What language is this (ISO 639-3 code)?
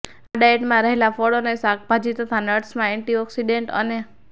guj